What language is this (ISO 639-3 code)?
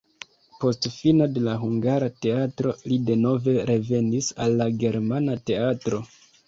epo